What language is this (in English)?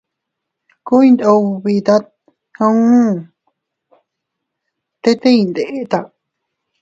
Teutila Cuicatec